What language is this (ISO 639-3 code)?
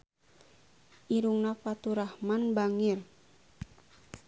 sun